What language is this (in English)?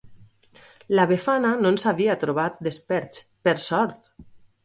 Catalan